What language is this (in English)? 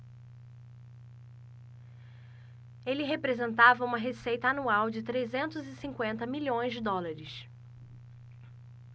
Portuguese